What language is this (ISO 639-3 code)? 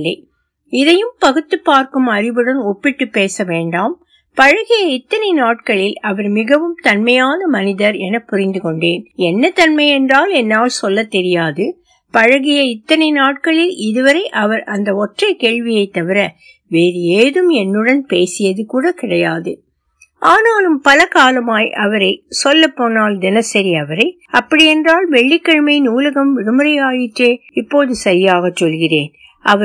tam